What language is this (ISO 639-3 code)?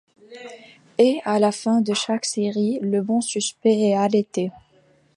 fra